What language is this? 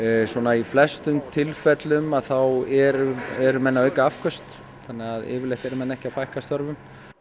Icelandic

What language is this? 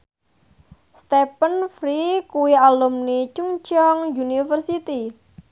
Javanese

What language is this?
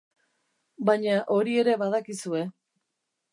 Basque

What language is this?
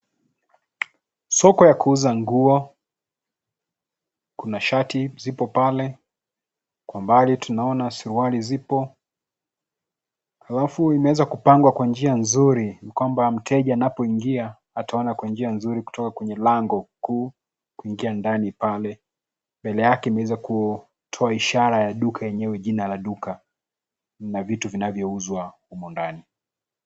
Swahili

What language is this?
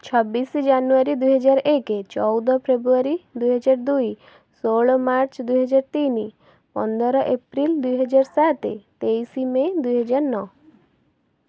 Odia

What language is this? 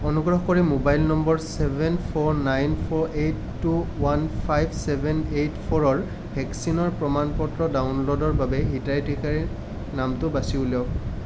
Assamese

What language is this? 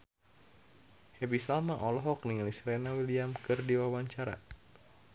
Sundanese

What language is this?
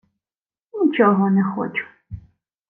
Ukrainian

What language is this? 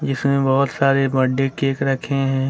Hindi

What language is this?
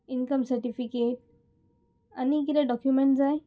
Konkani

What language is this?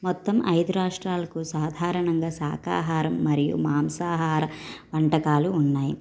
Telugu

